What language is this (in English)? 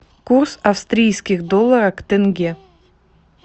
Russian